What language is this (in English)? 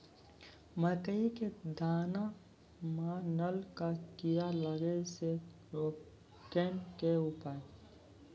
Maithili